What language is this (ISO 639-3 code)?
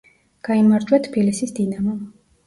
kat